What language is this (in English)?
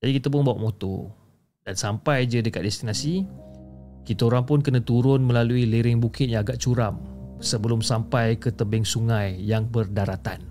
Malay